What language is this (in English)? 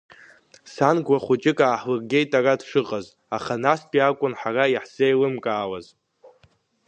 Abkhazian